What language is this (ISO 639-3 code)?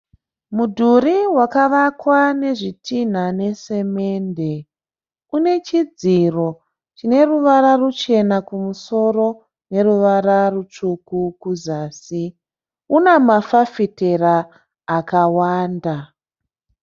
sna